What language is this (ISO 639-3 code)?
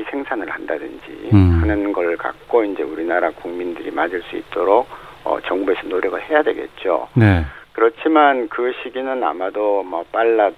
kor